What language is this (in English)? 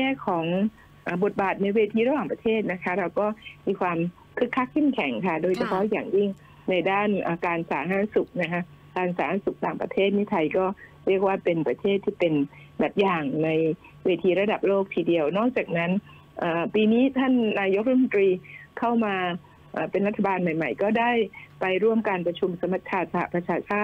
Thai